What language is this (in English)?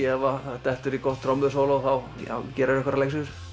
Icelandic